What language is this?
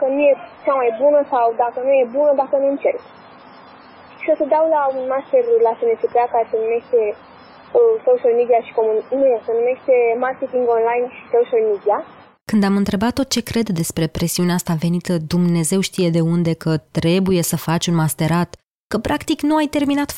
Romanian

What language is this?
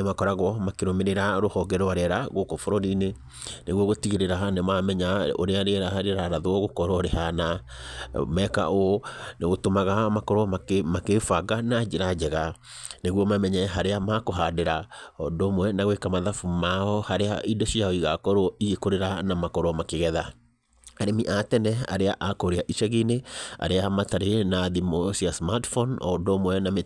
Kikuyu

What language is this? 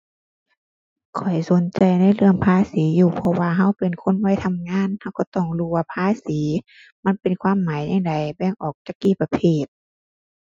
Thai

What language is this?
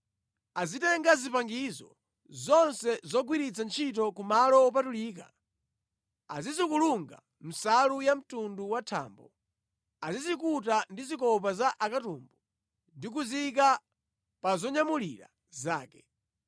Nyanja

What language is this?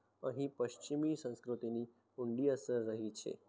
Gujarati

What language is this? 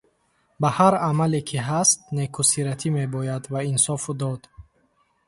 Tajik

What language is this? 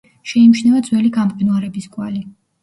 Georgian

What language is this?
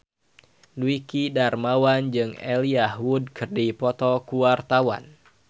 Sundanese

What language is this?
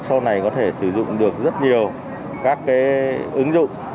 Vietnamese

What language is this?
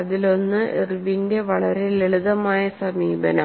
Malayalam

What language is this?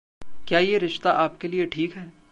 Hindi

